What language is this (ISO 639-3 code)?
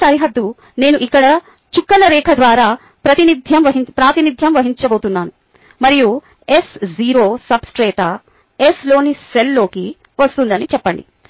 tel